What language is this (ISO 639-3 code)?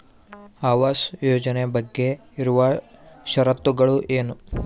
kan